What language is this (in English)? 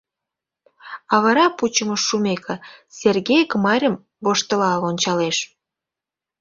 Mari